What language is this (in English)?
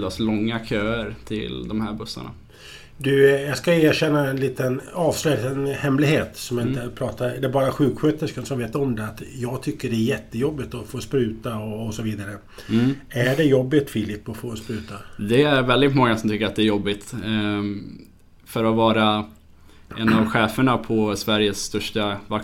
Swedish